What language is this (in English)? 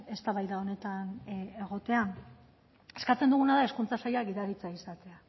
Basque